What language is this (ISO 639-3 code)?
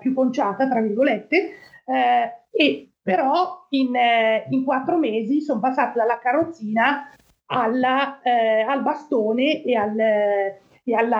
ita